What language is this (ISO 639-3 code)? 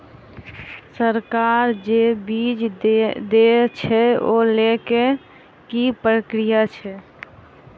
mai